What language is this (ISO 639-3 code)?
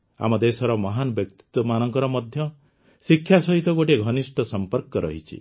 ori